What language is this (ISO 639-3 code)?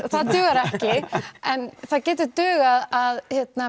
isl